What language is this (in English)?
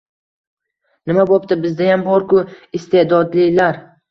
Uzbek